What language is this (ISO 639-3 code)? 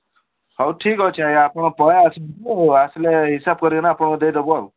ori